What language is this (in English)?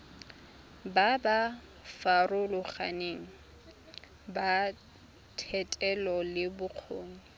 Tswana